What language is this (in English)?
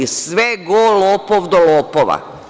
Serbian